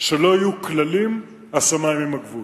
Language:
Hebrew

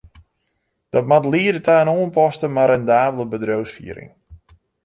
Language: Western Frisian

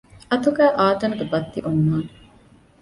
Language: Divehi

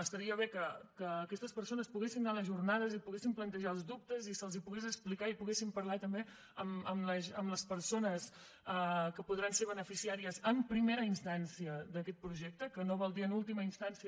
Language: Catalan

